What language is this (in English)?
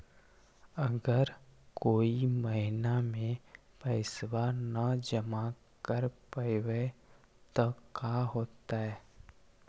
Magahi